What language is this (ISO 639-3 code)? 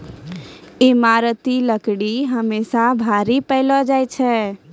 mai